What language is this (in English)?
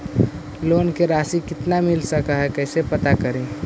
Magahi